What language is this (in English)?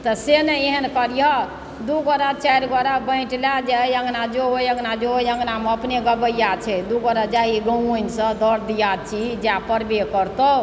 Maithili